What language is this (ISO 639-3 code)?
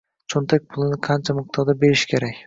uzb